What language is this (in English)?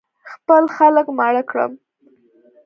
Pashto